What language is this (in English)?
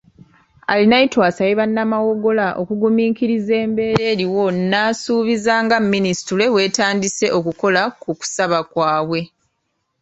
Ganda